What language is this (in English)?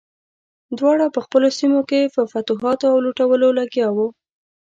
Pashto